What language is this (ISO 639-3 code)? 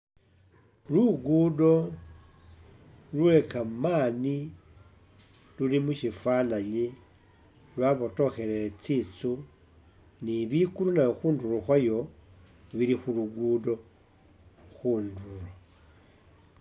myx